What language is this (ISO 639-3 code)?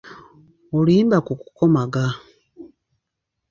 lug